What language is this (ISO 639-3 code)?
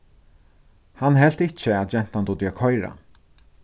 fao